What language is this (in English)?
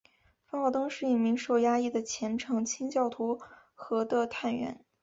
Chinese